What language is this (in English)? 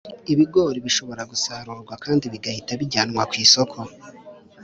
Kinyarwanda